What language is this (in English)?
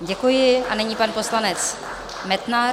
Czech